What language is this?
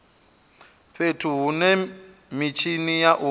Venda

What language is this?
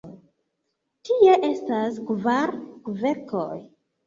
Esperanto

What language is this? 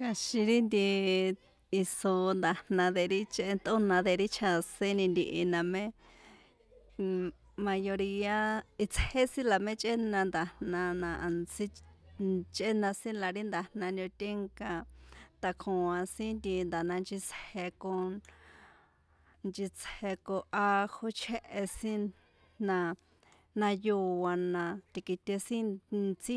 San Juan Atzingo Popoloca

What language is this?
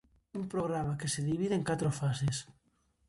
Galician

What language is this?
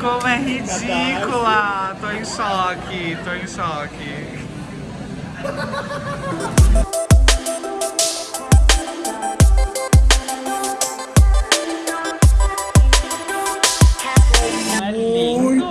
Portuguese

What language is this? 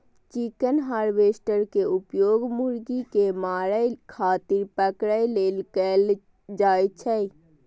Maithili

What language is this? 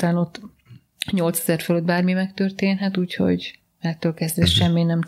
Hungarian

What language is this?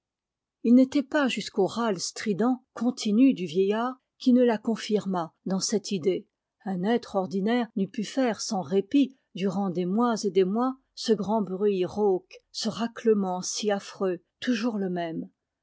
French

